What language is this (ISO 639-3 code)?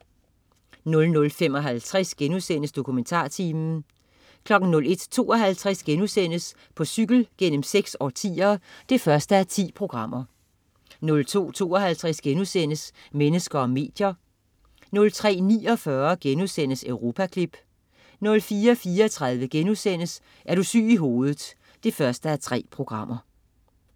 dan